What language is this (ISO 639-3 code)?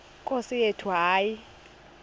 xho